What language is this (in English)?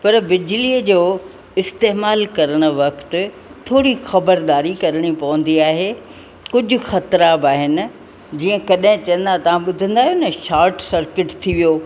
Sindhi